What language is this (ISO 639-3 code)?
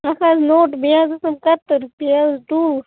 kas